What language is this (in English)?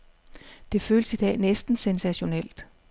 Danish